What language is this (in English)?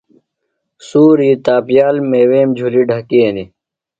Phalura